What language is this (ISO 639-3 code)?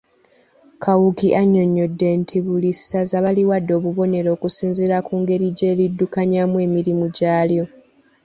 lug